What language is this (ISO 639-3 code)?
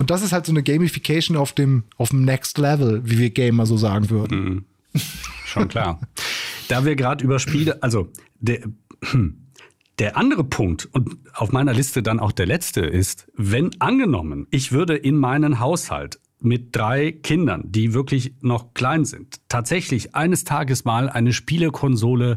deu